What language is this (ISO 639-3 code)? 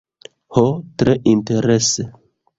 epo